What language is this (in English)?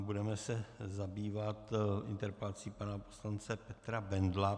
Czech